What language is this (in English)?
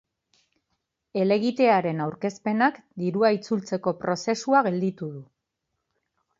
Basque